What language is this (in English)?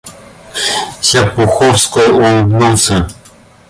Russian